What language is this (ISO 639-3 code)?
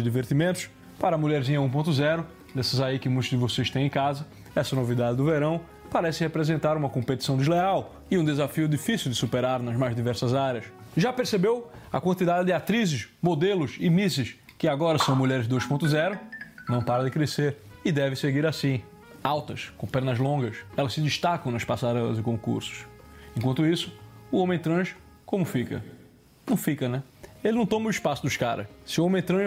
por